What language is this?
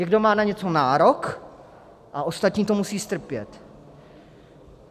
Czech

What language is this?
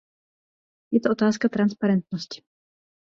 Czech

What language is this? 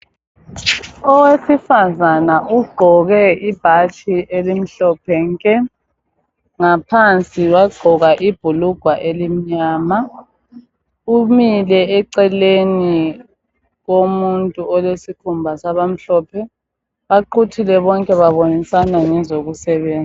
North Ndebele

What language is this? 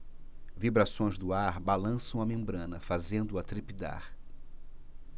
Portuguese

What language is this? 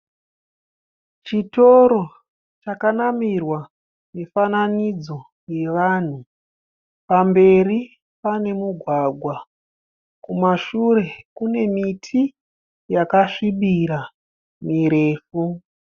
Shona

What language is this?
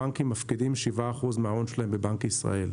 Hebrew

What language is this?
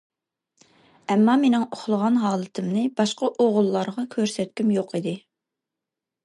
Uyghur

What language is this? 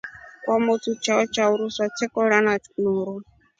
Rombo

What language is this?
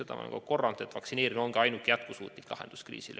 Estonian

